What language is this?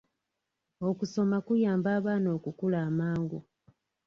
Ganda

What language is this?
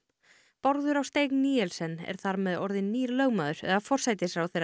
Icelandic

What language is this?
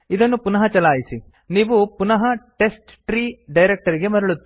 Kannada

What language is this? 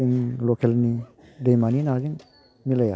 Bodo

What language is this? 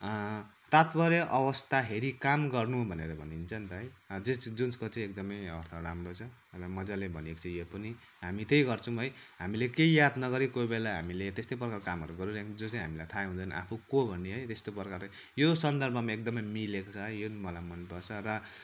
Nepali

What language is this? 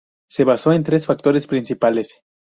Spanish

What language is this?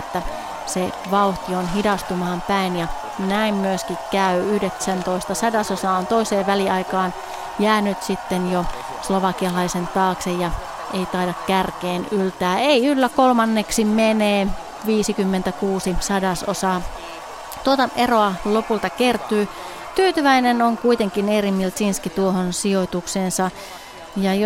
Finnish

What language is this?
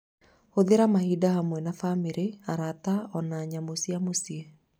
Kikuyu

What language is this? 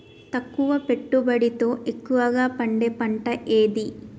Telugu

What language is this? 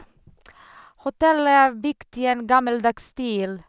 Norwegian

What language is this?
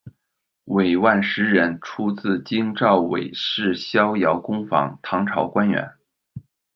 Chinese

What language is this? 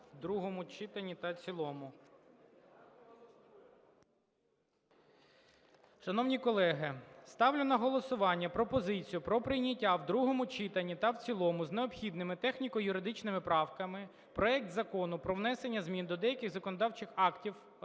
Ukrainian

